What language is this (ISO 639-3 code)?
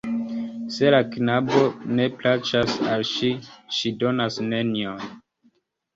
epo